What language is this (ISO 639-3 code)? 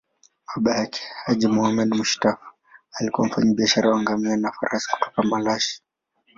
swa